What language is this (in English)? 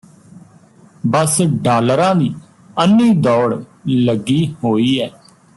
Punjabi